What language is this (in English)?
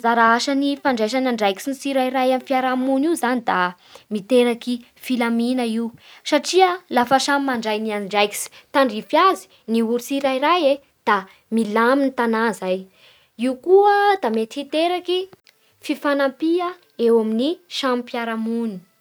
Bara Malagasy